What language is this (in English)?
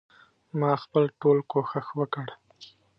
Pashto